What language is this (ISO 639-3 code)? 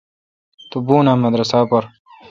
xka